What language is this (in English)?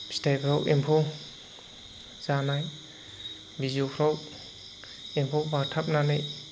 Bodo